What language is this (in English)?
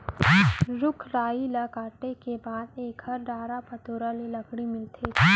Chhattisgarhi